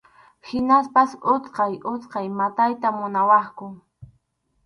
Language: Arequipa-La Unión Quechua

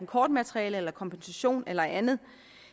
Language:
Danish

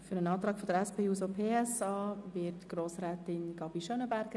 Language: Swiss German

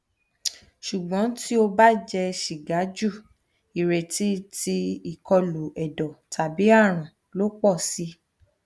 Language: Yoruba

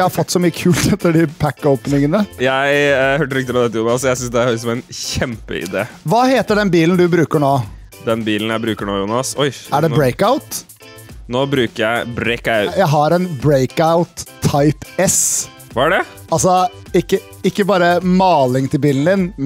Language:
Norwegian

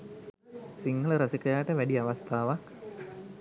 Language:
Sinhala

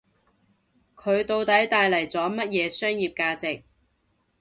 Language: Cantonese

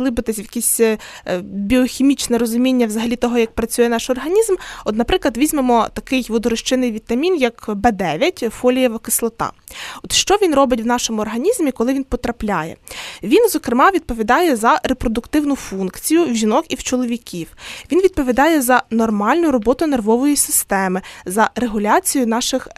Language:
Ukrainian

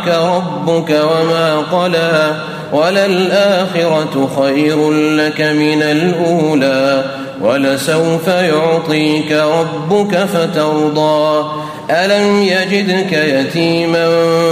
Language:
Arabic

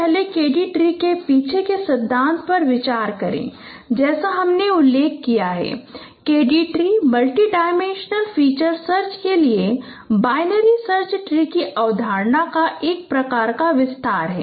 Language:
Hindi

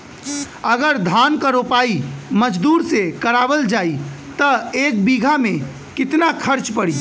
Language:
Bhojpuri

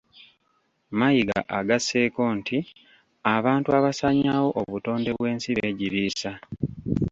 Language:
Ganda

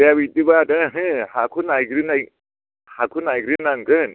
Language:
Bodo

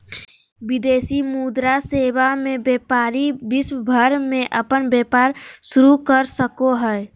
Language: Magahi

